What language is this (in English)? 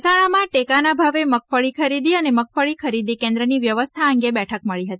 Gujarati